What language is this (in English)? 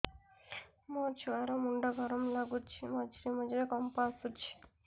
Odia